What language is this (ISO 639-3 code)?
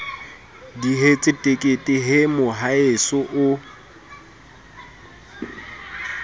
sot